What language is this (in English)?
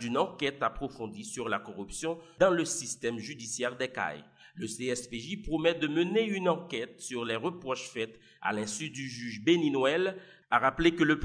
French